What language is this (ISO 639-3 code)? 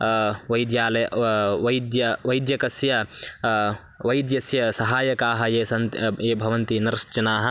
san